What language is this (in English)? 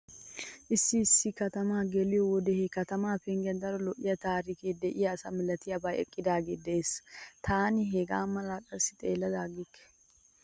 Wolaytta